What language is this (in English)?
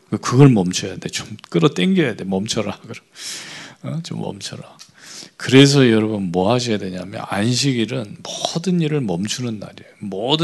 Korean